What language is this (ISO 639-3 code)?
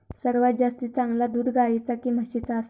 mar